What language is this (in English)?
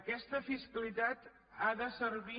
Catalan